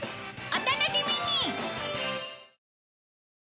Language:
Japanese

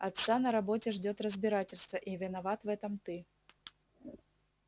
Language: Russian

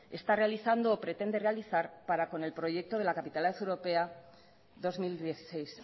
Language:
Spanish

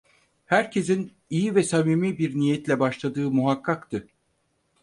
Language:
Turkish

